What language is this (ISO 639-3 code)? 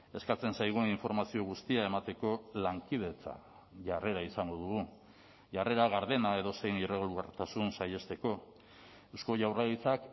eus